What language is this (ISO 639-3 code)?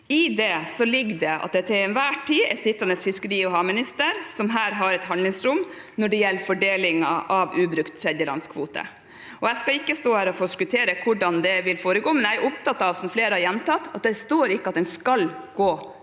nor